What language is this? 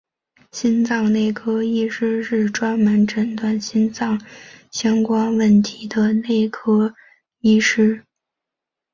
Chinese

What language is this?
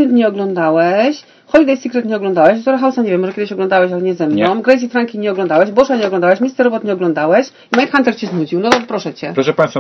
Polish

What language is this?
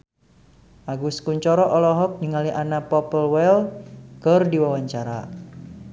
Sundanese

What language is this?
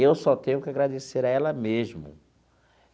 Portuguese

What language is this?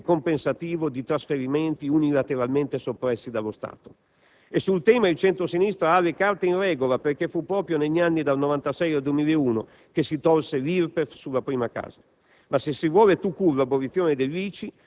Italian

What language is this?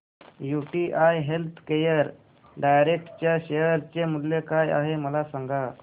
Marathi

